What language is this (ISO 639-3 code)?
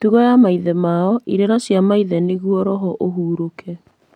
kik